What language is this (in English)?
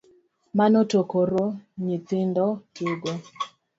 Luo (Kenya and Tanzania)